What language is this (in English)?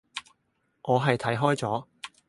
Cantonese